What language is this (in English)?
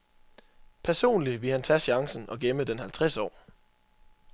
Danish